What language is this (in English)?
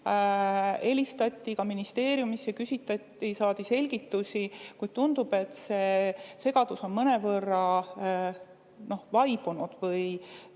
Estonian